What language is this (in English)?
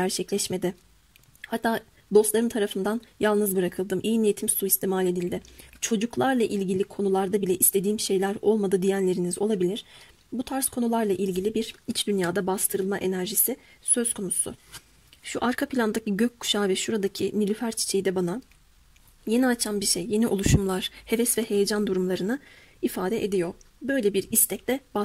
Turkish